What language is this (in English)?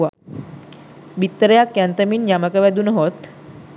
Sinhala